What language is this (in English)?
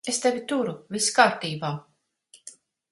Latvian